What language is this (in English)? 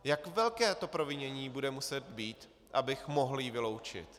Czech